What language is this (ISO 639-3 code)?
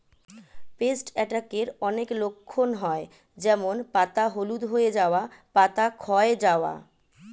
ben